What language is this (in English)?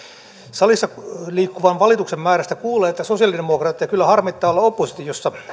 Finnish